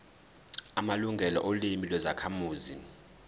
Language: Zulu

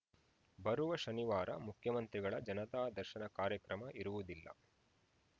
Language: Kannada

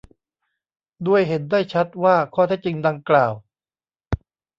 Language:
Thai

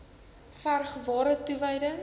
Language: Afrikaans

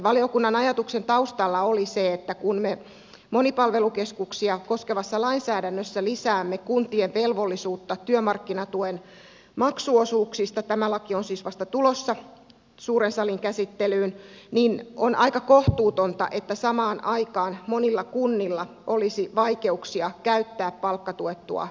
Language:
Finnish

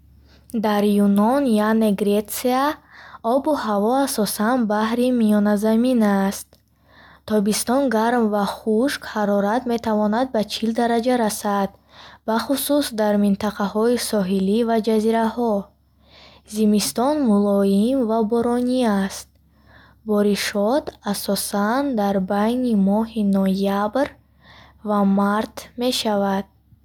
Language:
Bukharic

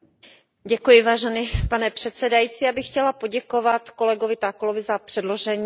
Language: Czech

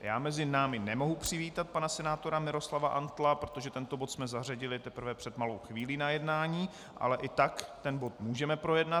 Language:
Czech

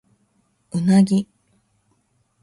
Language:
Japanese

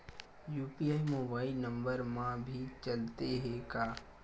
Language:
Chhattisgarhi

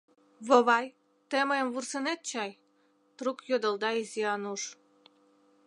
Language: Mari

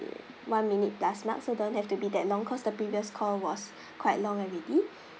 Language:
English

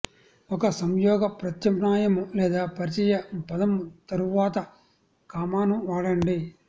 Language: Telugu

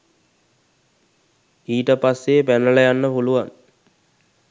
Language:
Sinhala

